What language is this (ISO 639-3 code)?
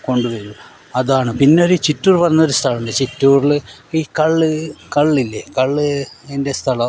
mal